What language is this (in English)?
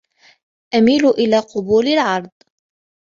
Arabic